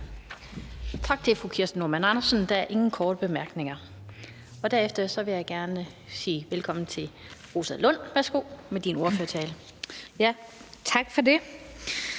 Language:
Danish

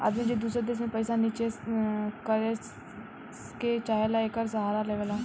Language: Bhojpuri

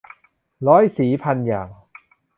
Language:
Thai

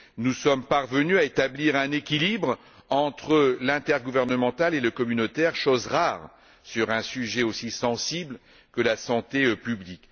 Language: French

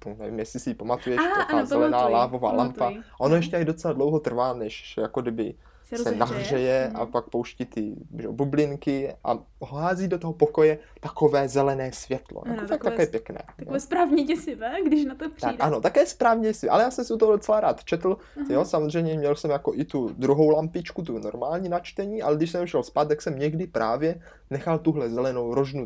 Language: Czech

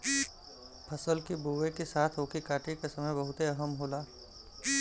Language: Bhojpuri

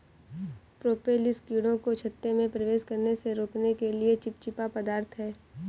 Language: Hindi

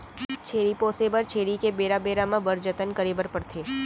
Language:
Chhattisgarhi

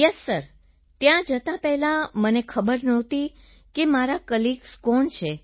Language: Gujarati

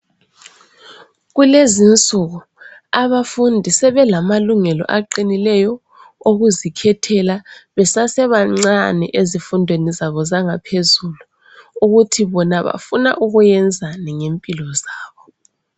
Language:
North Ndebele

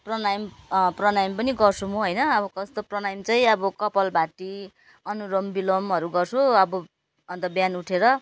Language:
Nepali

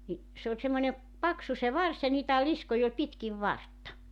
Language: Finnish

